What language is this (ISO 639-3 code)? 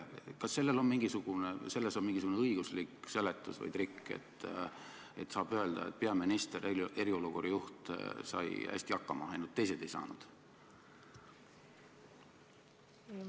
est